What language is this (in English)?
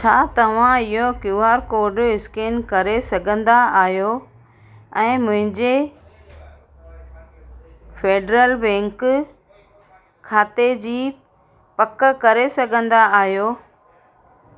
Sindhi